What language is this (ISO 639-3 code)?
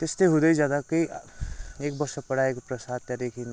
nep